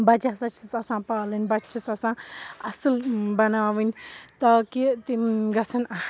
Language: Kashmiri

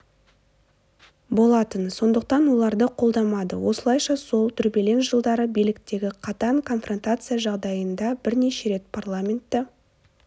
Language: Kazakh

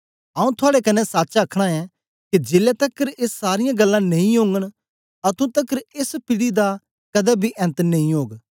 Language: Dogri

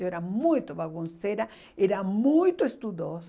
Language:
Portuguese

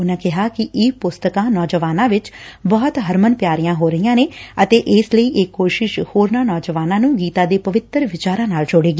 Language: Punjabi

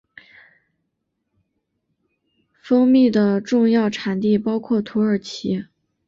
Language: Chinese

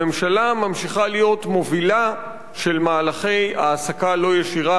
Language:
Hebrew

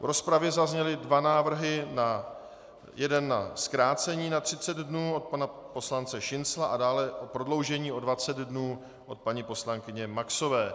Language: Czech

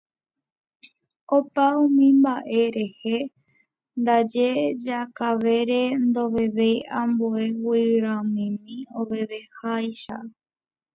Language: Guarani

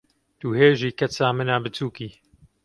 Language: Kurdish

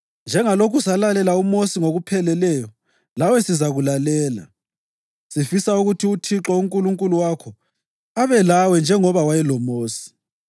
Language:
North Ndebele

